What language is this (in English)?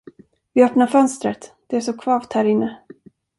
Swedish